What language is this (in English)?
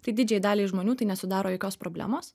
Lithuanian